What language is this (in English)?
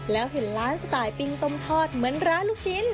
Thai